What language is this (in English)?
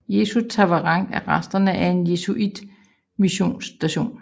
Danish